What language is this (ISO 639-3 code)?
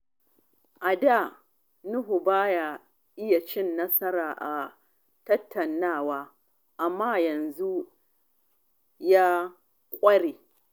hau